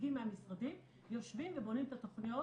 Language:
Hebrew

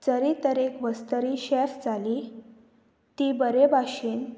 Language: Konkani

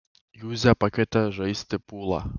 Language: Lithuanian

